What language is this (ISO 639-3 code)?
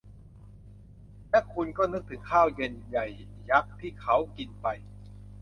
tha